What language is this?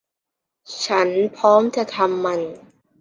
Thai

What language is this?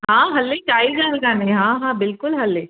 Sindhi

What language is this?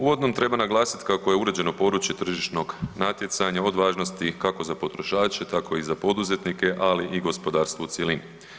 Croatian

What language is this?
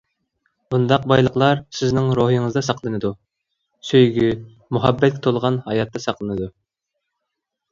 Uyghur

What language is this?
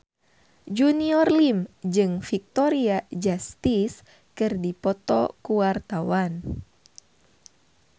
Sundanese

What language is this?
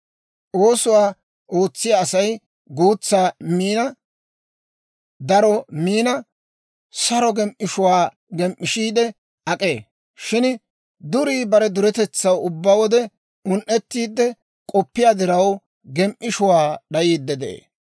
Dawro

